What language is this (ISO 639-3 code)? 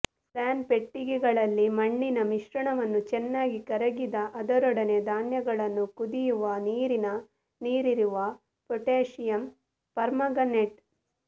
kan